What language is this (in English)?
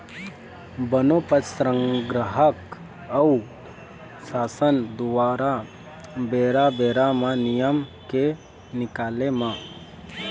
Chhattisgarhi